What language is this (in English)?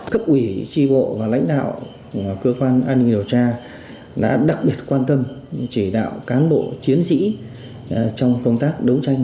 Vietnamese